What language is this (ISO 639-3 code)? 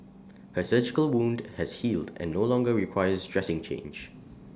eng